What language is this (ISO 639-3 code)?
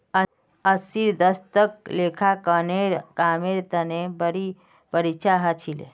mag